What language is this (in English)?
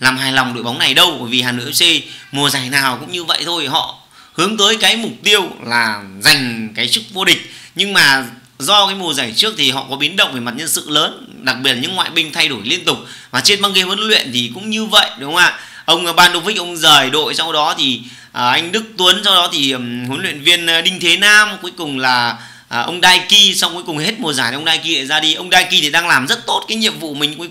Vietnamese